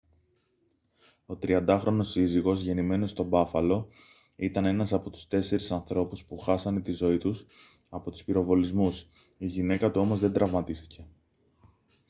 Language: Greek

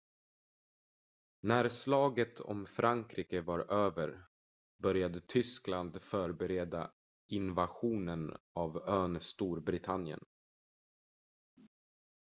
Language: Swedish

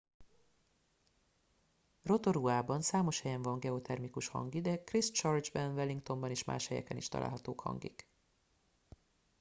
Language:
Hungarian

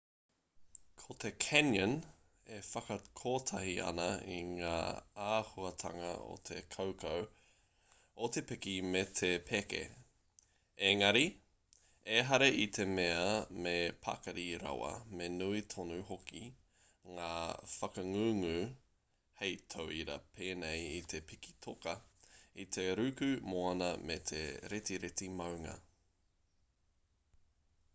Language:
Māori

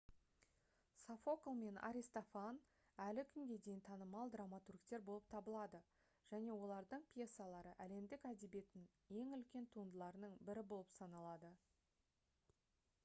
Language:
Kazakh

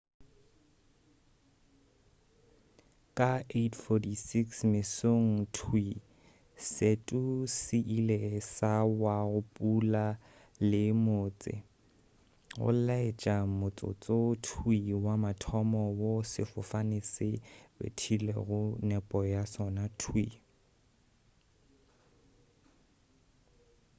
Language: Northern Sotho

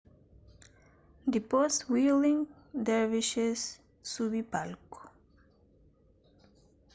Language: Kabuverdianu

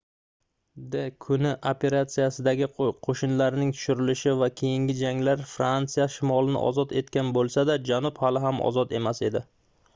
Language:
Uzbek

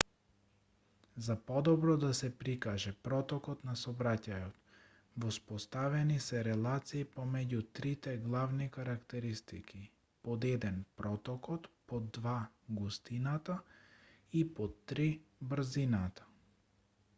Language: Macedonian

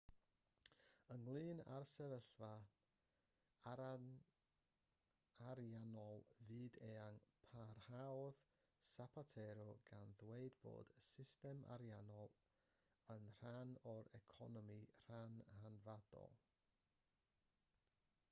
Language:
Welsh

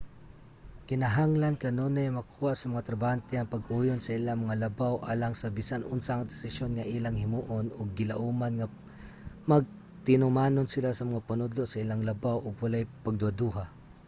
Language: Cebuano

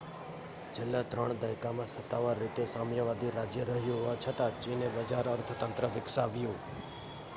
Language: Gujarati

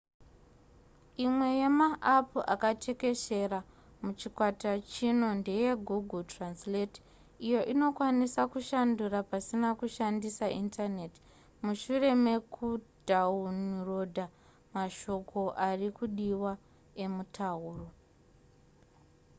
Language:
Shona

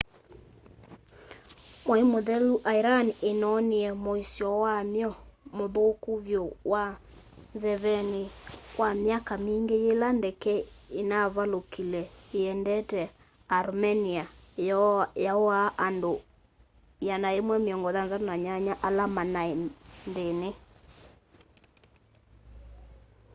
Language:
Kamba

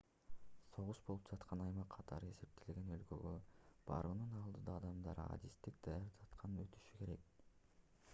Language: Kyrgyz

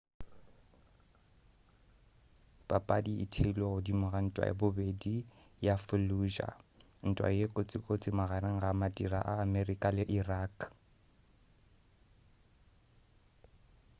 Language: Northern Sotho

